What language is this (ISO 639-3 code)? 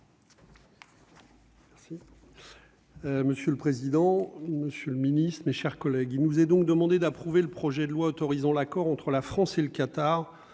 fra